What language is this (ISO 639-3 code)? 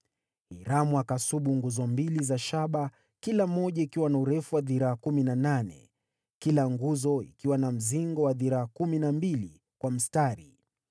swa